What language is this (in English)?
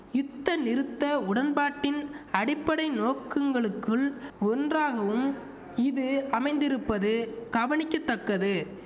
Tamil